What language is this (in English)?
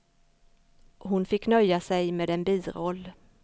Swedish